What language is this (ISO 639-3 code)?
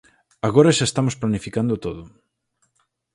glg